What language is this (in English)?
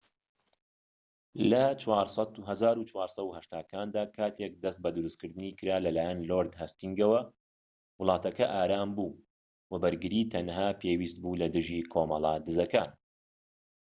Central Kurdish